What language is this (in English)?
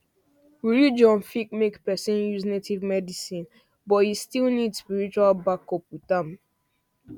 Nigerian Pidgin